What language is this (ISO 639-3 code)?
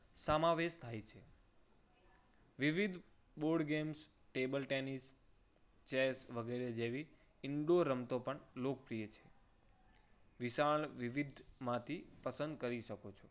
guj